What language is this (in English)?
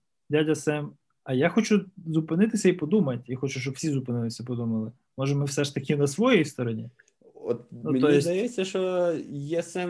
Ukrainian